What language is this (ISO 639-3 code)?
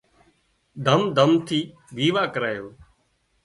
kxp